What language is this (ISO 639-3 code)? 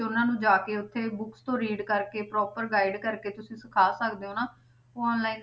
pan